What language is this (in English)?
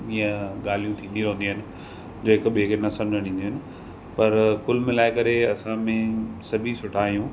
Sindhi